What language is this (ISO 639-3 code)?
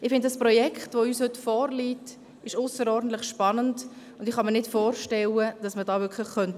gsw